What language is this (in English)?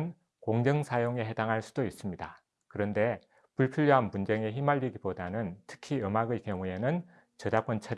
Korean